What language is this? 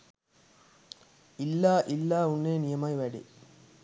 Sinhala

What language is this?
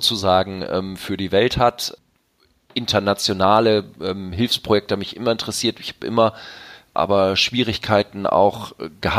German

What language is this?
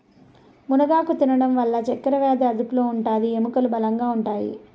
Telugu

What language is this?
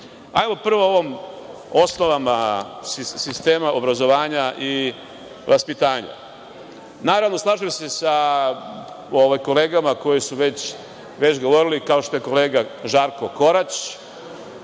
Serbian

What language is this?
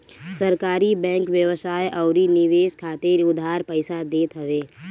Bhojpuri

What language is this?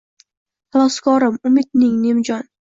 Uzbek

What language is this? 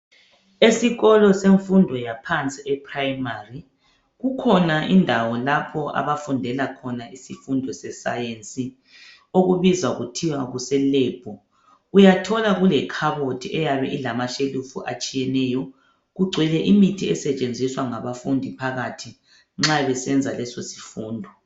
North Ndebele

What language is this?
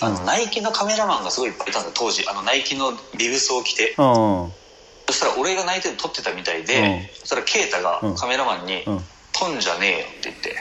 Japanese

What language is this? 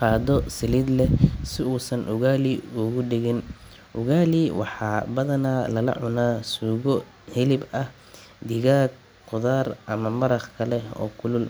Somali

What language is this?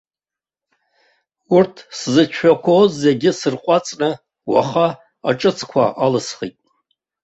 Abkhazian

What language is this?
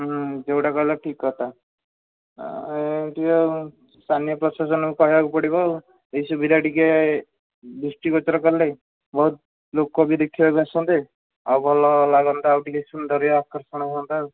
Odia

